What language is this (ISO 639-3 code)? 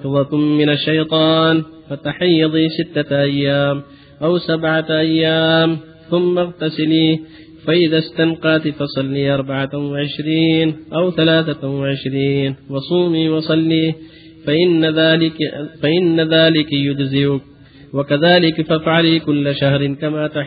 ara